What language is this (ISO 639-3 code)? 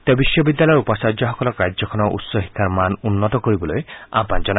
asm